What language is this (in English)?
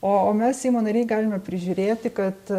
Lithuanian